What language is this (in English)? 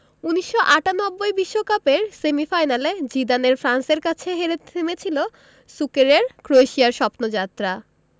Bangla